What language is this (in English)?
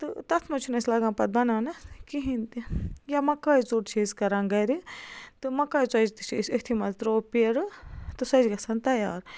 Kashmiri